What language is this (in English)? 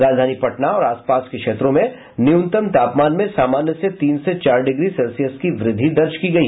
Hindi